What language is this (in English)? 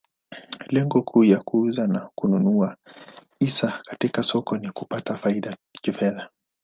Swahili